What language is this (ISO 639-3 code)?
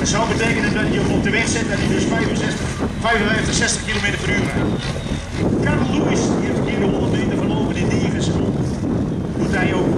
nld